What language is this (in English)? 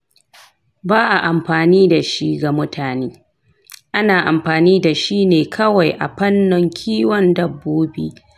Hausa